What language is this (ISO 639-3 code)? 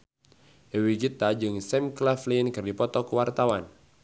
sun